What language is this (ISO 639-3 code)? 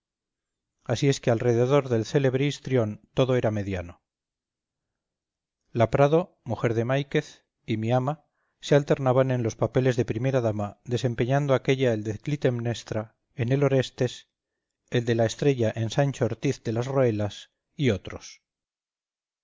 spa